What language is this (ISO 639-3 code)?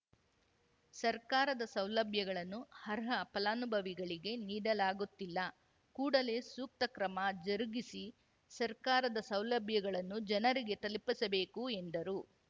kan